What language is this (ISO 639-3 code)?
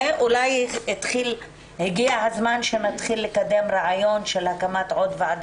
heb